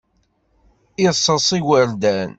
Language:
Kabyle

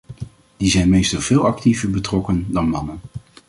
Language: Dutch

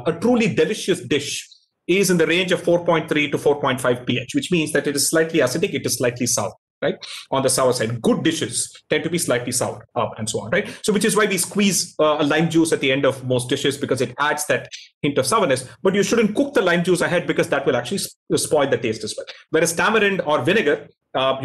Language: English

